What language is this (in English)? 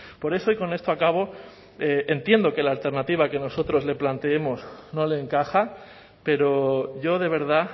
Spanish